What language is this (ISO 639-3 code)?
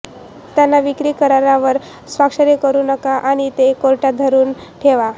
mar